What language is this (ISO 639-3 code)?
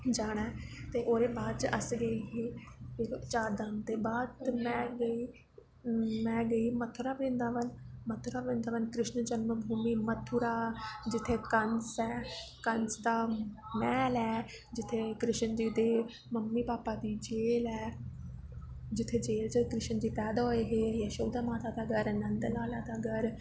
doi